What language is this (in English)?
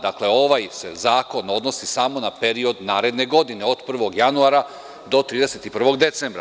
Serbian